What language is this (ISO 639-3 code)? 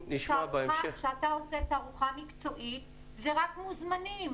heb